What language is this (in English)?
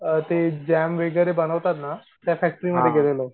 Marathi